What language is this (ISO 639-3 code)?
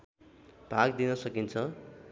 nep